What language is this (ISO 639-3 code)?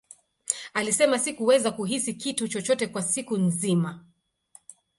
swa